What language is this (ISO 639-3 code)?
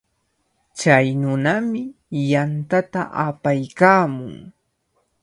qvl